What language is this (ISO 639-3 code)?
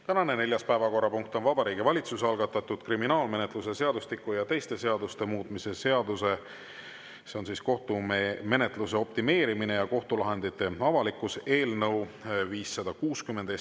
est